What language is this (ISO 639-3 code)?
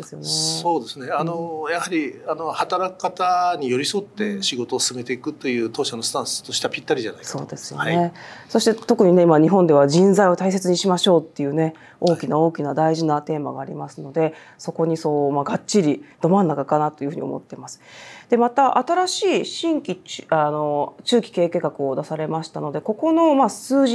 jpn